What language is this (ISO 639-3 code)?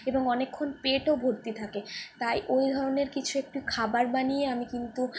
ben